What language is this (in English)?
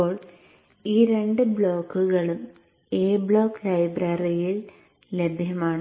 Malayalam